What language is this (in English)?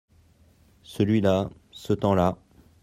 French